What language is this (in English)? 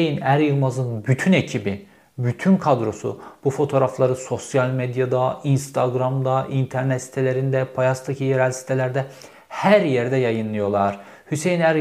Turkish